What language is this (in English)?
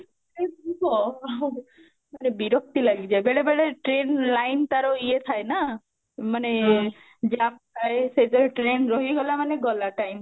Odia